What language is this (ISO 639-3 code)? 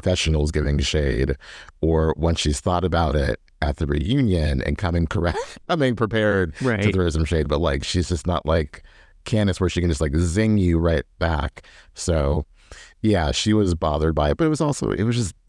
eng